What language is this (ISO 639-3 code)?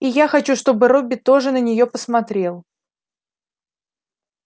rus